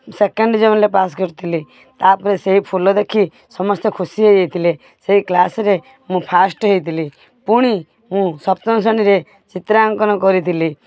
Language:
Odia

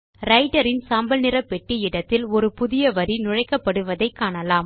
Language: Tamil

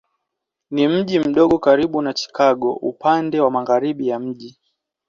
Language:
Swahili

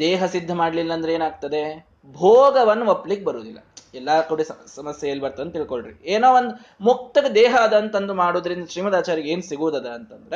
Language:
Kannada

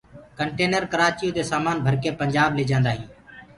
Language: Gurgula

